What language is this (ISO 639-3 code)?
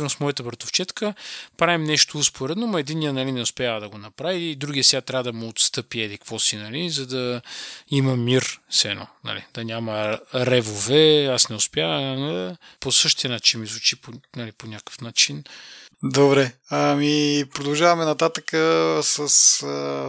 bul